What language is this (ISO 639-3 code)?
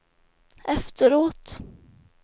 swe